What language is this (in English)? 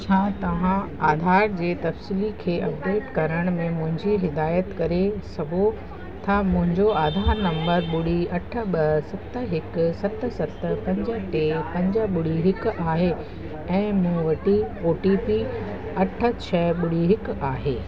Sindhi